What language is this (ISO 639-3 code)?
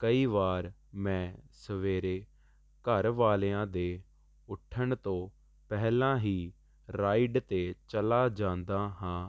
pan